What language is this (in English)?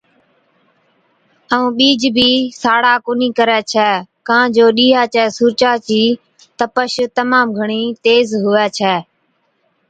Od